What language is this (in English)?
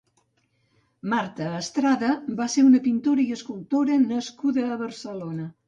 Catalan